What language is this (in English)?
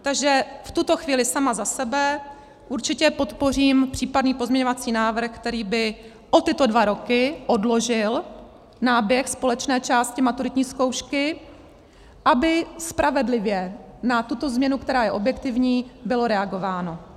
Czech